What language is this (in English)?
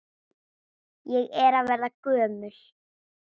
Icelandic